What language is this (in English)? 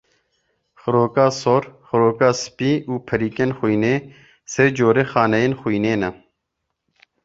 Kurdish